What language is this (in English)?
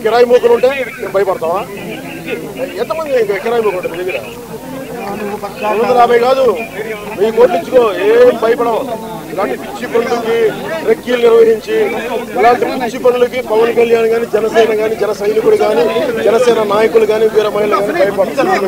Arabic